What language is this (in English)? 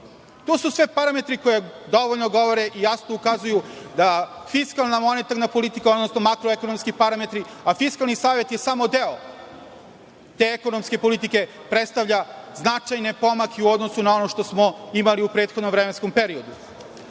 Serbian